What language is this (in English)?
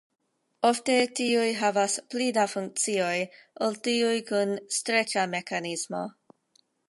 Esperanto